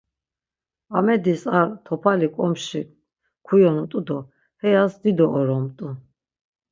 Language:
Laz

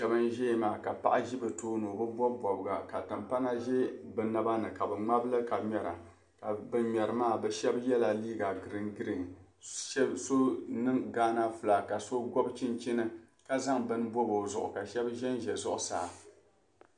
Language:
Dagbani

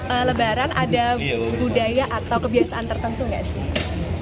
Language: Indonesian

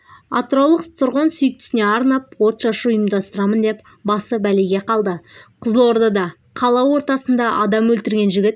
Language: Kazakh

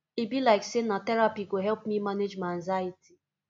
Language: Nigerian Pidgin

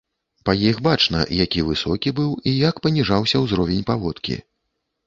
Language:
Belarusian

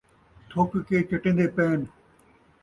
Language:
Saraiki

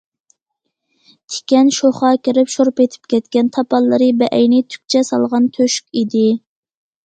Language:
Uyghur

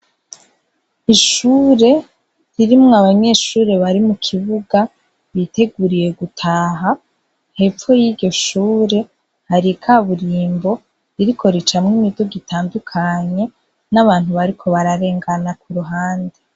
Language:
Rundi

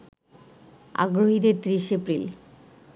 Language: Bangla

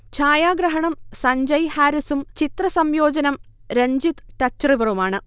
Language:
Malayalam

